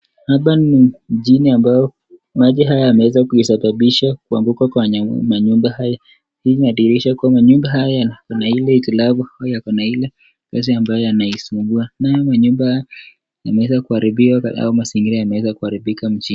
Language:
Swahili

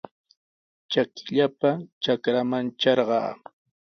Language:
Sihuas Ancash Quechua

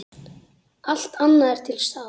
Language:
Icelandic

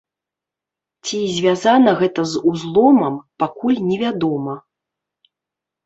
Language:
Belarusian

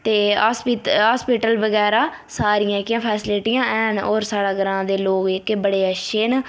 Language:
Dogri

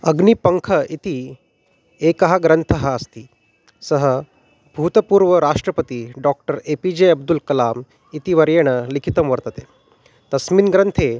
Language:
Sanskrit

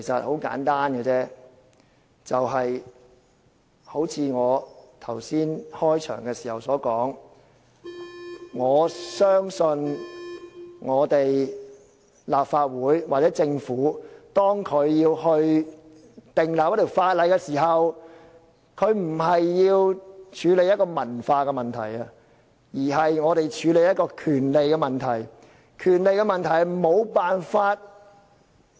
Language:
Cantonese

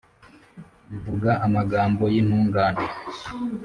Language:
Kinyarwanda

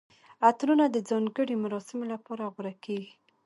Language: Pashto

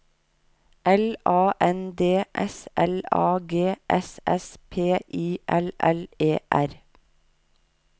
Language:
Norwegian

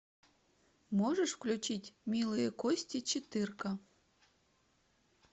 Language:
Russian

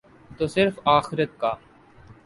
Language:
Urdu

